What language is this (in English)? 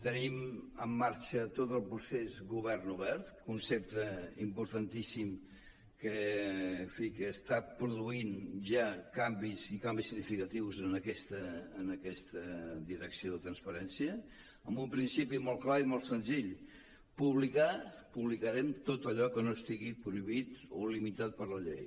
Catalan